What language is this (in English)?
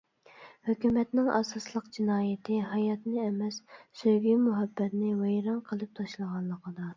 Uyghur